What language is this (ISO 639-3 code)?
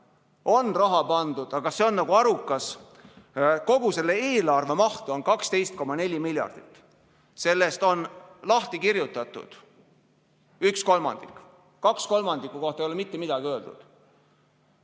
est